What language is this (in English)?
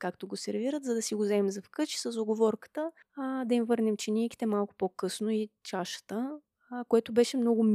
Bulgarian